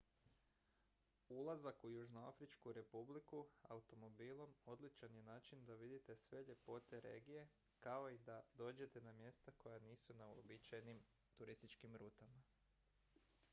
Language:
Croatian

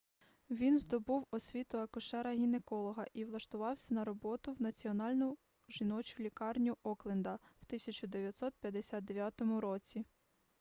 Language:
Ukrainian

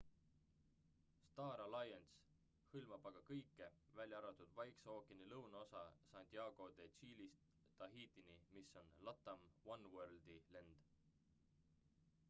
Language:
Estonian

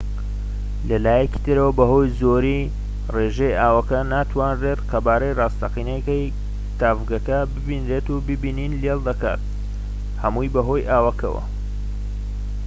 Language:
Central Kurdish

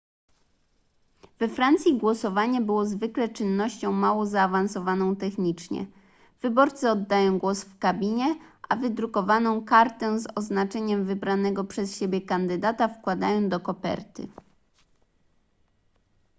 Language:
Polish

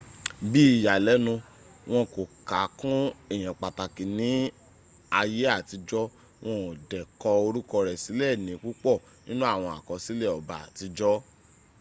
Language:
Yoruba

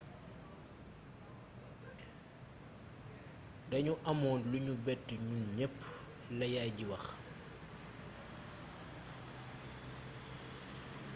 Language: Wolof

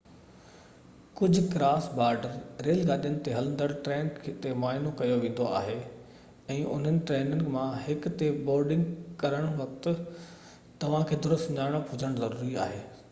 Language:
Sindhi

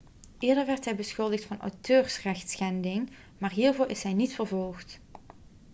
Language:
Dutch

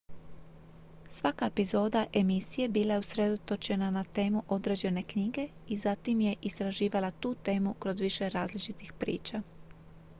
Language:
Croatian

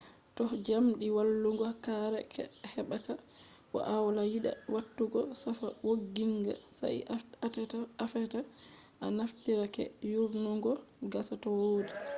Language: Fula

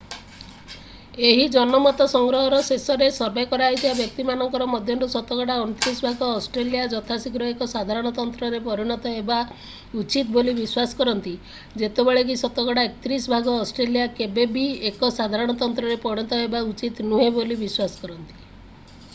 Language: Odia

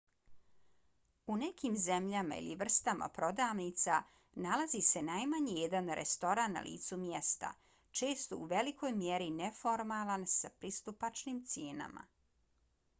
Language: Bosnian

